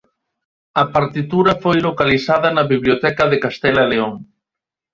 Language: Galician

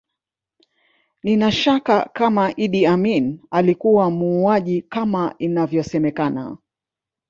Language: Swahili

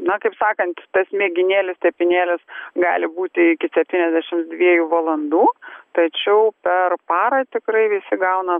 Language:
Lithuanian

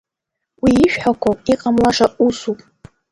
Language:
Abkhazian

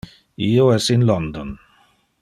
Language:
Interlingua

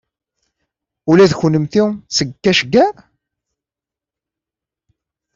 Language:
Kabyle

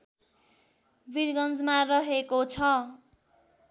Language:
Nepali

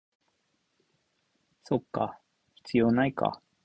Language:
Japanese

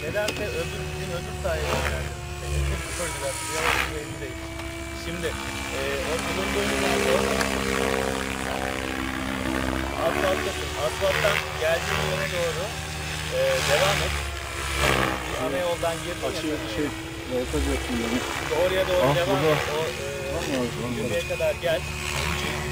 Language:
Turkish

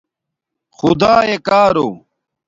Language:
Domaaki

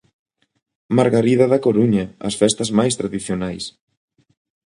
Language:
Galician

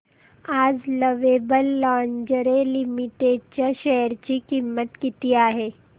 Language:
Marathi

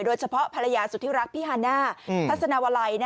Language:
Thai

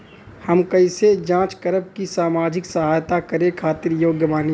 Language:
Bhojpuri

